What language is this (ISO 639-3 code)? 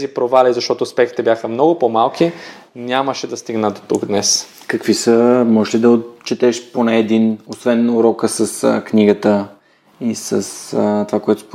bul